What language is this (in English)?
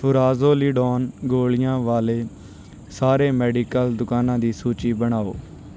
Punjabi